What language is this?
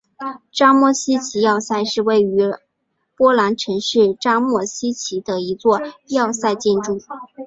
Chinese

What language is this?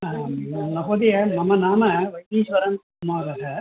Sanskrit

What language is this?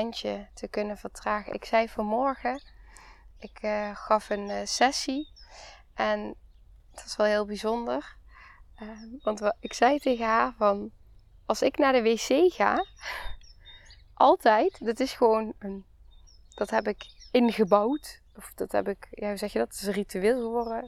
Dutch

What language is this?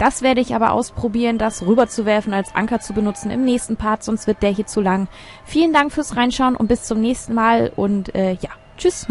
German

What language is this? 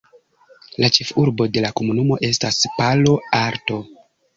Esperanto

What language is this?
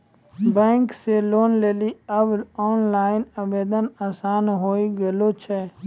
Maithili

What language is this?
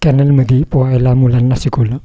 Marathi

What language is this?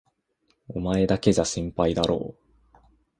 Japanese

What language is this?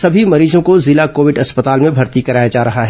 Hindi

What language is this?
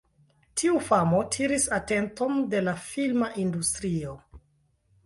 Esperanto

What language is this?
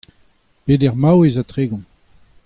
Breton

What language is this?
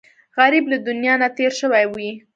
Pashto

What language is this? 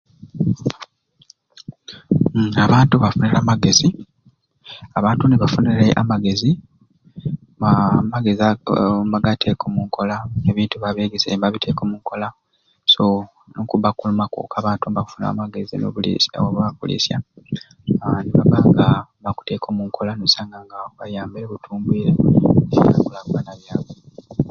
Ruuli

